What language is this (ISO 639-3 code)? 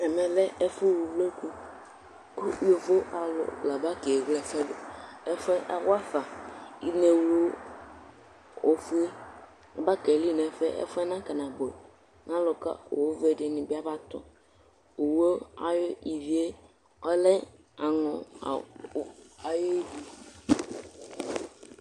kpo